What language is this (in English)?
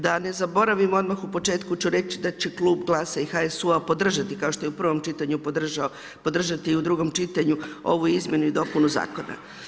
Croatian